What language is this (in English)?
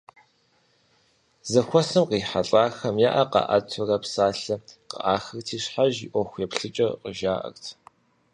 Kabardian